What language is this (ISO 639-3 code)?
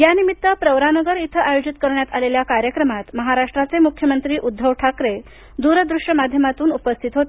mar